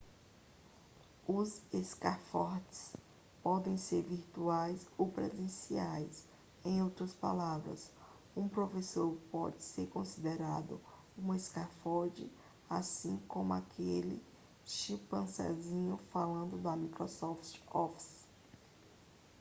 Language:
Portuguese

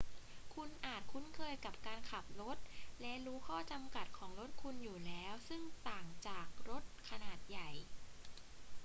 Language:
Thai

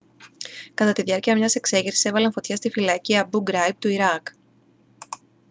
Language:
Greek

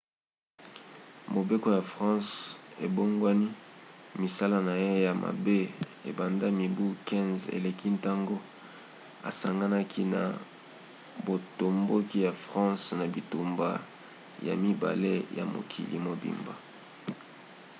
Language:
Lingala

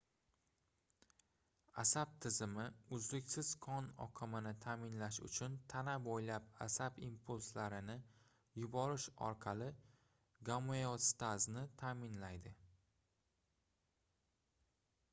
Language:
Uzbek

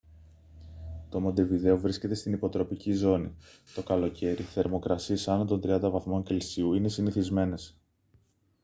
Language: Greek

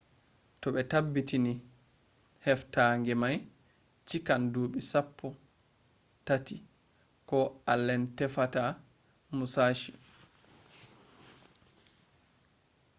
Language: Fula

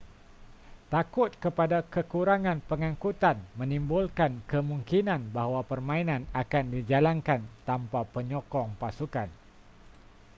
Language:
Malay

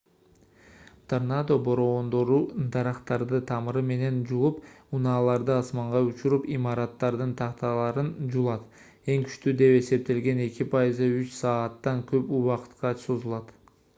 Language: Kyrgyz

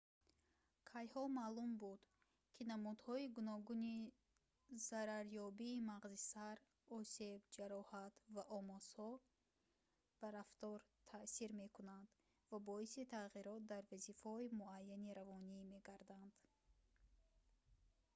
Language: Tajik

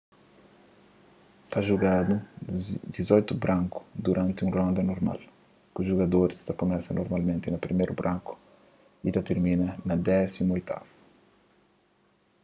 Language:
Kabuverdianu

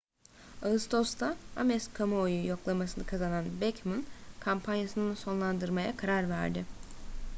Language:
Turkish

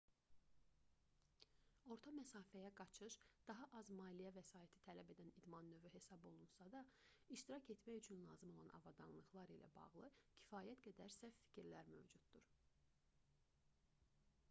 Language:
Azerbaijani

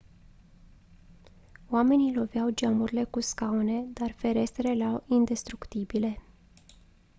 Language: Romanian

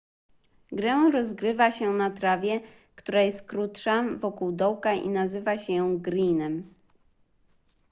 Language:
Polish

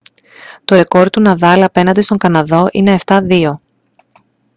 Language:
Greek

